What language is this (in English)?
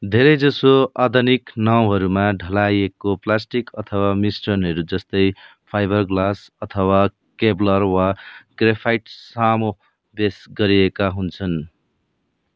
Nepali